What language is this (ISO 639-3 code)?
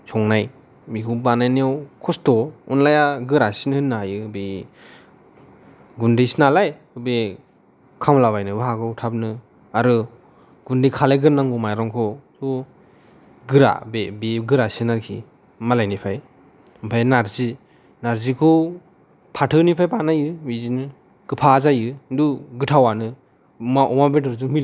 brx